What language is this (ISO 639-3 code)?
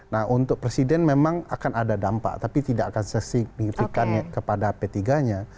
ind